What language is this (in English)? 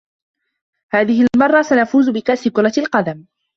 Arabic